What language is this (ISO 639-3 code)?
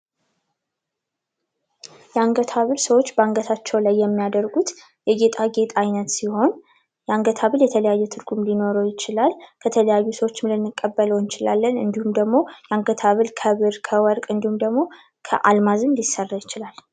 amh